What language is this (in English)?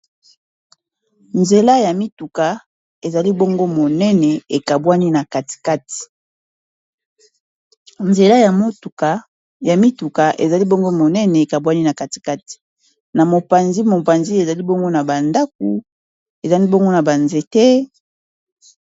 Lingala